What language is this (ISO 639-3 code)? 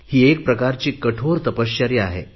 mar